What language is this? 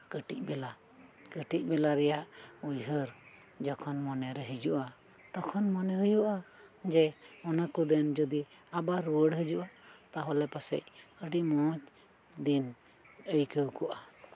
Santali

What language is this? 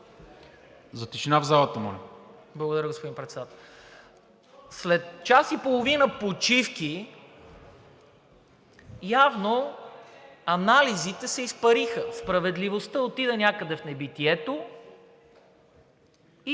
Bulgarian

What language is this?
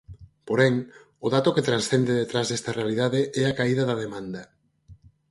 Galician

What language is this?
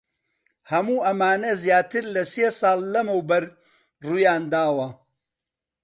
Central Kurdish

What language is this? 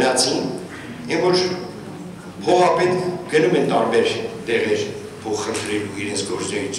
Turkish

